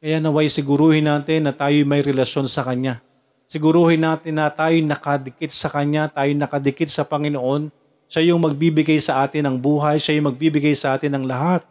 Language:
Filipino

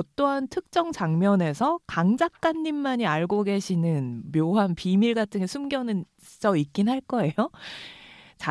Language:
Korean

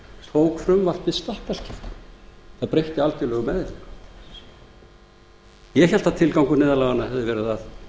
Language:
Icelandic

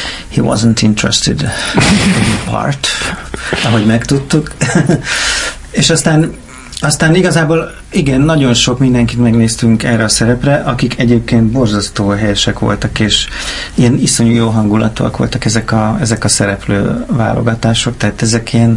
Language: Hungarian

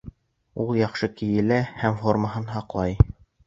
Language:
Bashkir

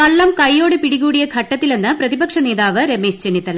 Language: Malayalam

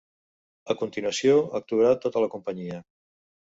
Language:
Catalan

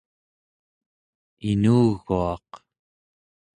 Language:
Central Yupik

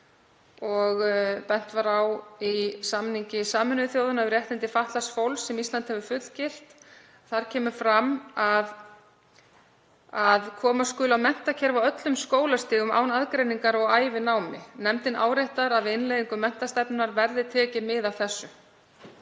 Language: Icelandic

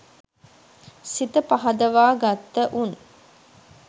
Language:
Sinhala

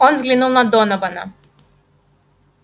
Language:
Russian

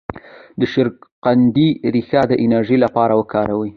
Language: Pashto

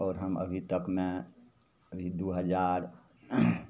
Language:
Maithili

